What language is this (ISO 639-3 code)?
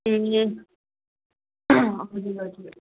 nep